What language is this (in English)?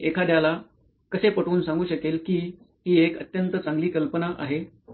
Marathi